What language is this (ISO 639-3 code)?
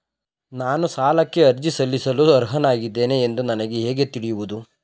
kan